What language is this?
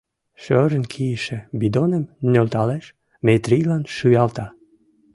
Mari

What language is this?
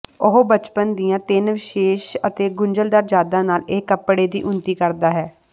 Punjabi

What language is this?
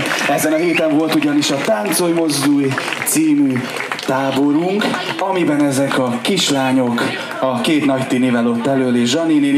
Hungarian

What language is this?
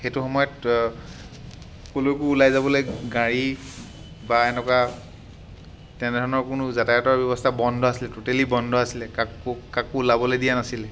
Assamese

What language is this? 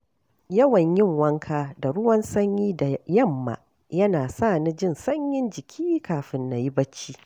Hausa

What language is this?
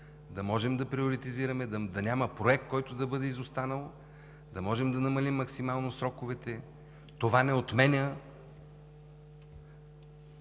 Bulgarian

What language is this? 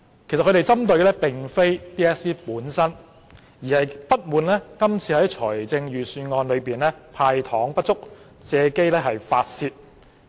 Cantonese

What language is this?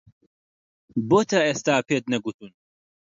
Central Kurdish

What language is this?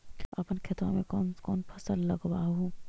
Magahi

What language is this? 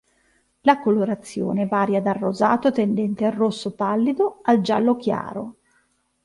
Italian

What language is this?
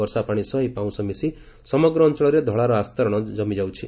Odia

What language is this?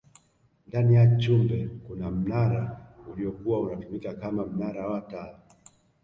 Swahili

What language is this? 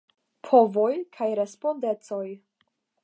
Esperanto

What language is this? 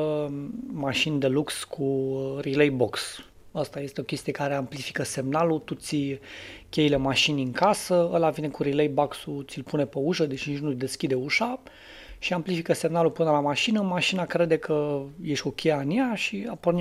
Romanian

